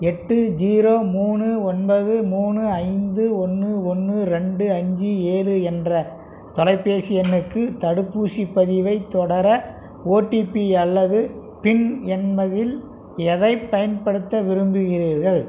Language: Tamil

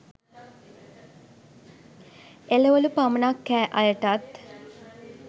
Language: Sinhala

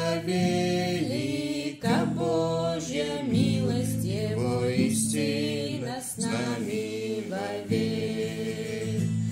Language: Russian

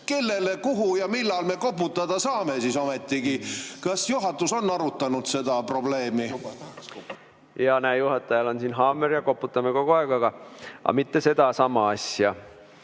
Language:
Estonian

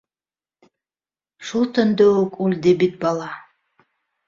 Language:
Bashkir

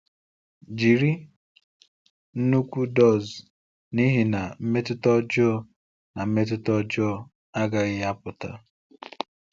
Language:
Igbo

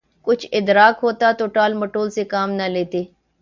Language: Urdu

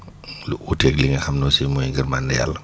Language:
Wolof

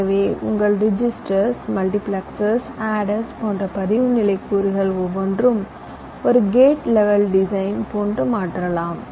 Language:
Tamil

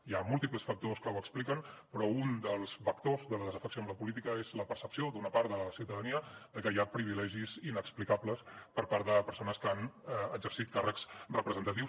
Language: Catalan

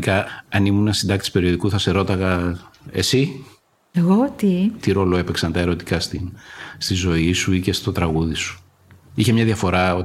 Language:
Greek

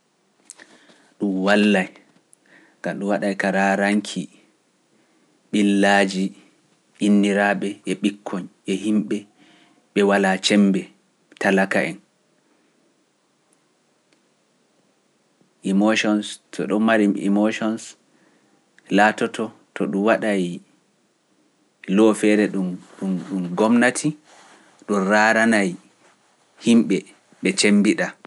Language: Pular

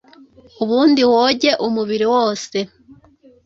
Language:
Kinyarwanda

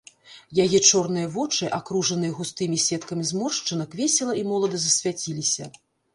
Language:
Belarusian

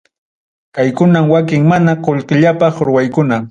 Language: Ayacucho Quechua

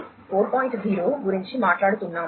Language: Telugu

